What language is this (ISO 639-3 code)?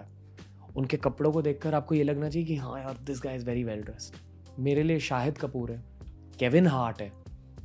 hin